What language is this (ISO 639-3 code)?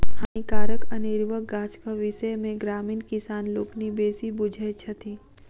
mai